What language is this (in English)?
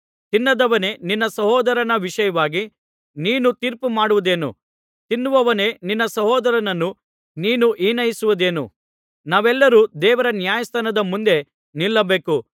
Kannada